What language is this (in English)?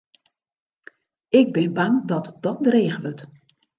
Western Frisian